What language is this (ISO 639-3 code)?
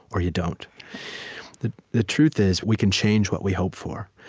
eng